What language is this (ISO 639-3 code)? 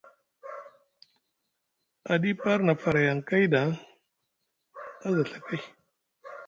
mug